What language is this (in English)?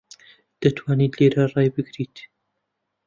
Central Kurdish